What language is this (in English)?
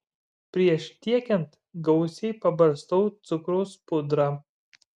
Lithuanian